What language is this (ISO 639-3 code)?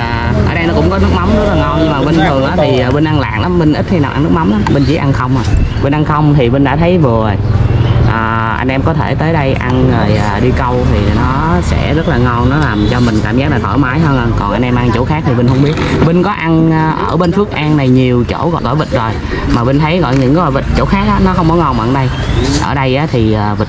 vie